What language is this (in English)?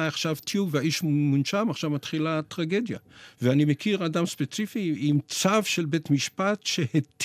Hebrew